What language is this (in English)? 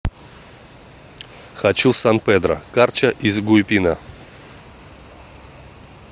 Russian